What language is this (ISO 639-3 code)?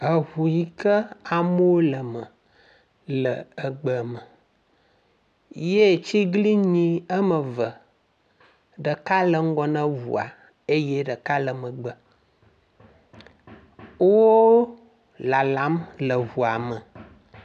ewe